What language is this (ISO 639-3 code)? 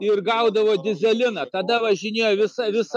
lit